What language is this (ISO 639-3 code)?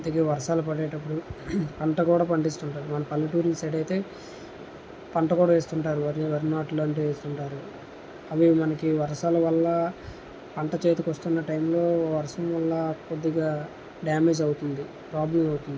tel